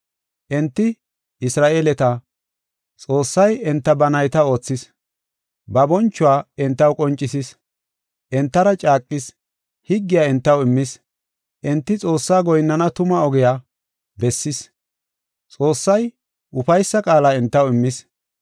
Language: Gofa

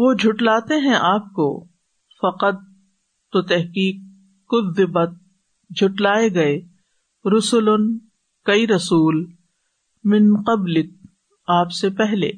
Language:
Urdu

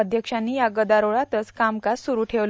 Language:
Marathi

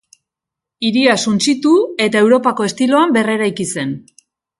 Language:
Basque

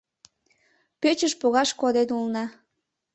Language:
Mari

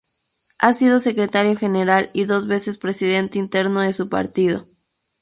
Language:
Spanish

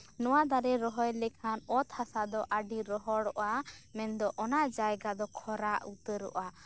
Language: Santali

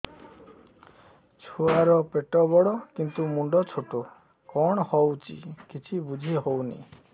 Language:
Odia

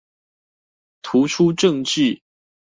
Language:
Chinese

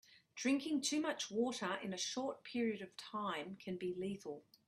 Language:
English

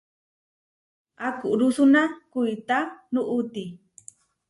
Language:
Huarijio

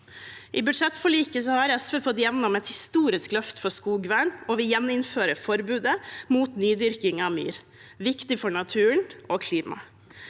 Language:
Norwegian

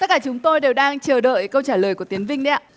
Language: Vietnamese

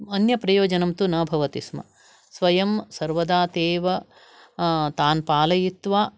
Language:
Sanskrit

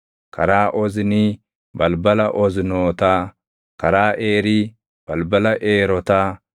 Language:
Oromo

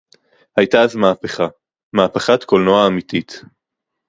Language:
Hebrew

